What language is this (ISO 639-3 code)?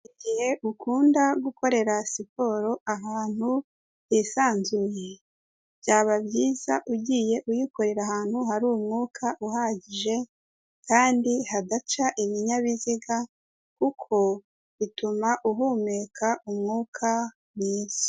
kin